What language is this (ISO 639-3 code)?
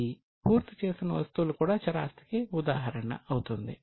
tel